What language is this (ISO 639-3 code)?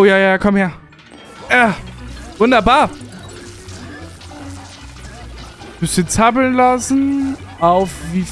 deu